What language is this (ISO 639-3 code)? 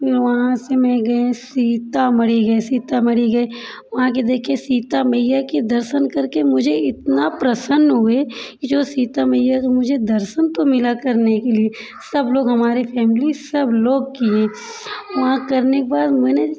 hin